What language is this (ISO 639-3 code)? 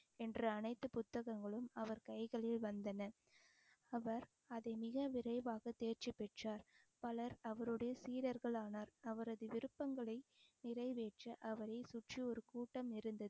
tam